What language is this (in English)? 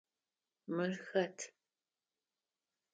Adyghe